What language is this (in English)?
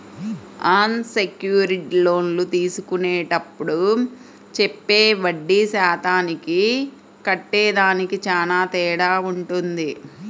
Telugu